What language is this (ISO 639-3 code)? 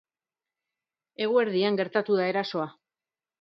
eus